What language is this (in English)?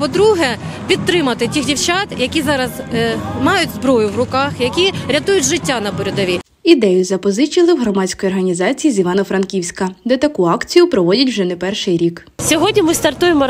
Ukrainian